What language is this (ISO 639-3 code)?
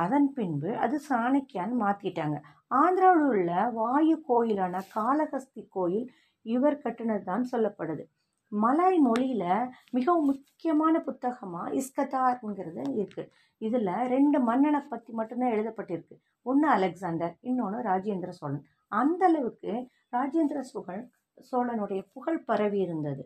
tam